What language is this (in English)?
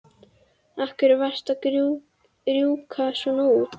Icelandic